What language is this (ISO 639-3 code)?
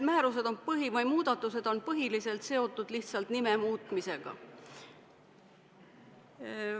est